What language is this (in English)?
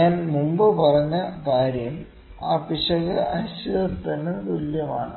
Malayalam